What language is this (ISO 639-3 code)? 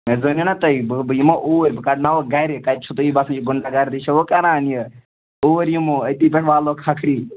kas